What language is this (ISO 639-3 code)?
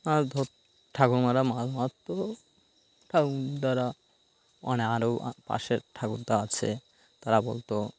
ben